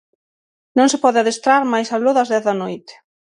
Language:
Galician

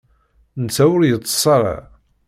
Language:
Kabyle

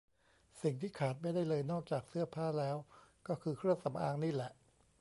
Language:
Thai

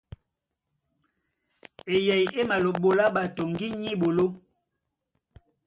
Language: Duala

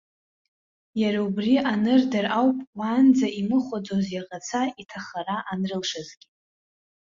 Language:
Abkhazian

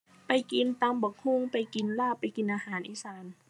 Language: Thai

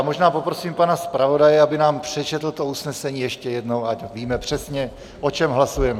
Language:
Czech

